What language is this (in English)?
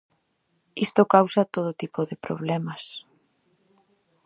Galician